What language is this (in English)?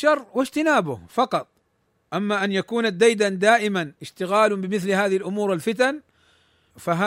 Arabic